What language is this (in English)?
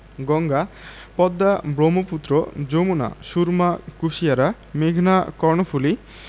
Bangla